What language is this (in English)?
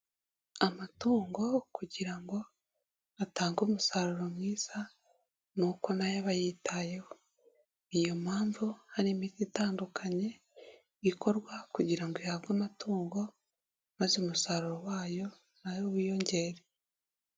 Kinyarwanda